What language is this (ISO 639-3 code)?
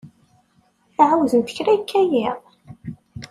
kab